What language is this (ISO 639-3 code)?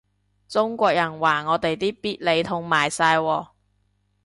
yue